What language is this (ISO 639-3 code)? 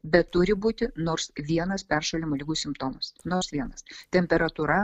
lit